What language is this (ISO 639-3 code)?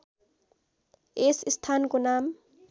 nep